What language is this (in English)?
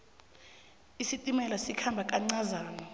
South Ndebele